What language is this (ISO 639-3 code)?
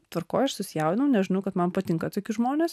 lit